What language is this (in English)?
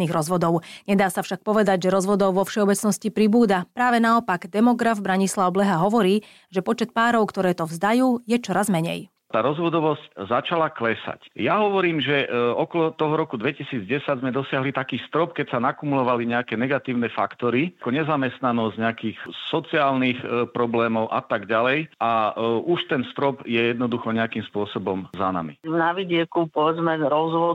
Slovak